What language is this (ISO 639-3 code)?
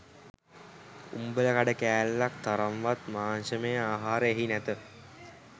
sin